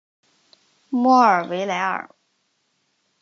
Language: Chinese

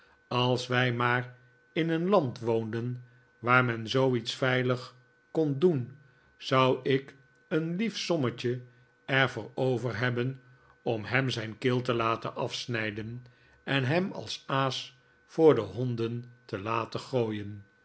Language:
Dutch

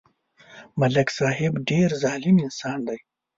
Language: Pashto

